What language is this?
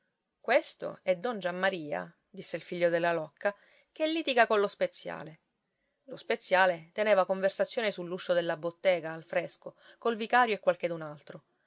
Italian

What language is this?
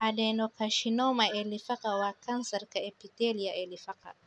Somali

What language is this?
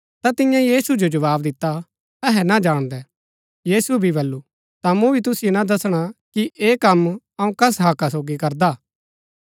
Gaddi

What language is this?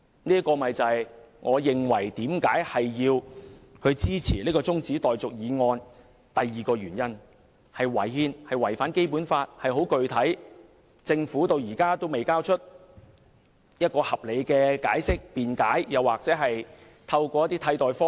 Cantonese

